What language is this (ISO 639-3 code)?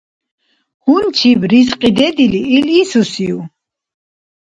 dar